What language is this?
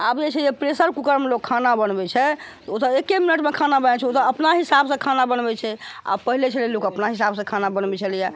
Maithili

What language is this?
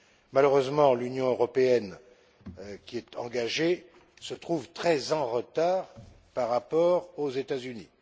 French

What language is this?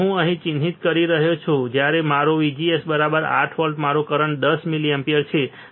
Gujarati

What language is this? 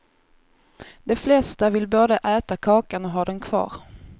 Swedish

